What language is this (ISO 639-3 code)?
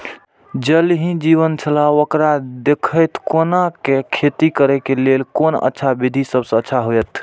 mai